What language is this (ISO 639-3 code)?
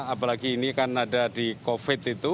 ind